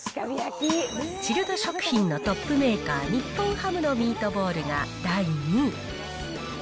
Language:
Japanese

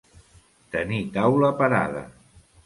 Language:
Catalan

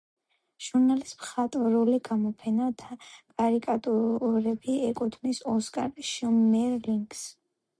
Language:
Georgian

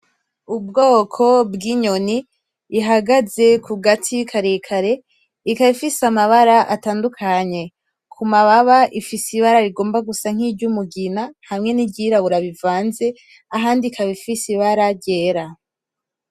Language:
Rundi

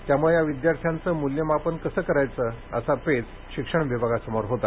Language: Marathi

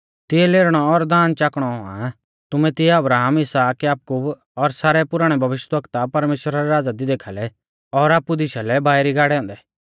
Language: Mahasu Pahari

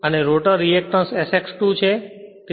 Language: Gujarati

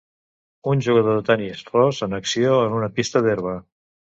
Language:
Catalan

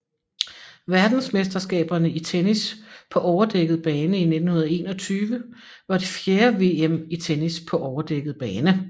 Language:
Danish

